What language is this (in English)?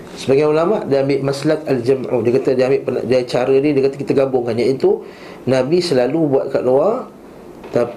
Malay